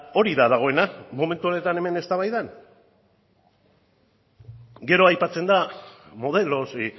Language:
Basque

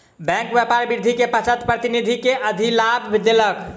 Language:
Maithili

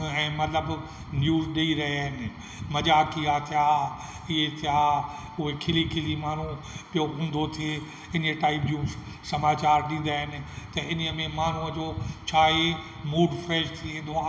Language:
Sindhi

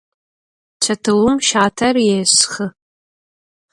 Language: Adyghe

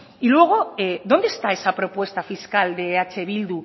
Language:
Spanish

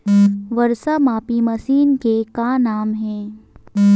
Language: Chhattisgarhi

